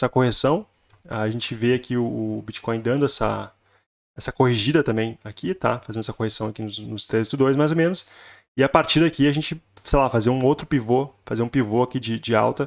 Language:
Portuguese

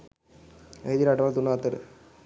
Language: Sinhala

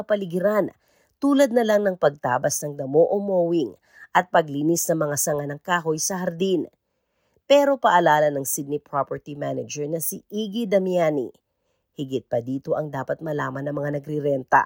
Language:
Filipino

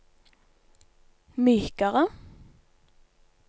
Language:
Norwegian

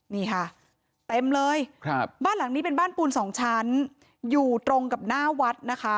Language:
Thai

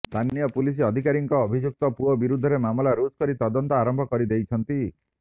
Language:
Odia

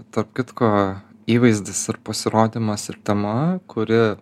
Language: Lithuanian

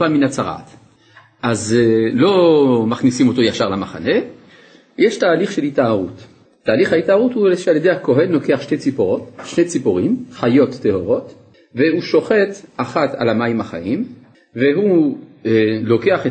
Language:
Hebrew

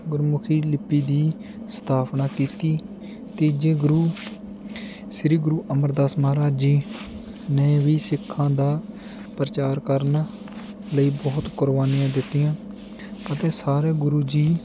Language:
Punjabi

